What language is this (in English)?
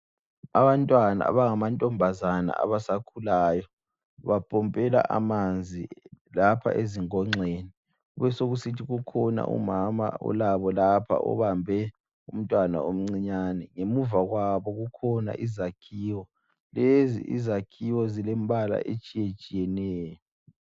North Ndebele